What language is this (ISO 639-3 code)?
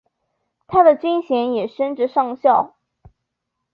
zho